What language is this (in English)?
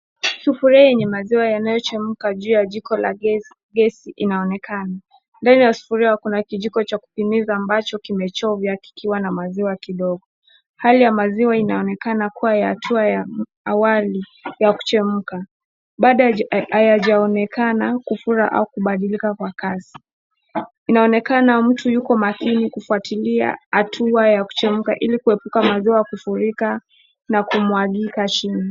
Swahili